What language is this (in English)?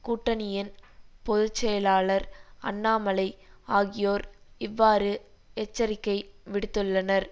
Tamil